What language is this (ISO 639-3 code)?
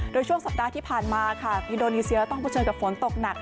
tha